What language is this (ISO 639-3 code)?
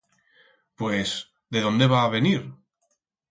arg